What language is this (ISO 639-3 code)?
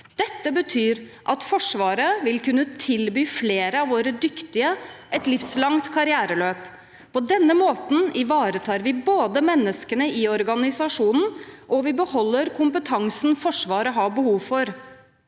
nor